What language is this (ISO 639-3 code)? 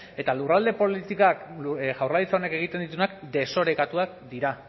eus